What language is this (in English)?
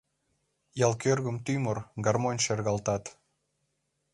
Mari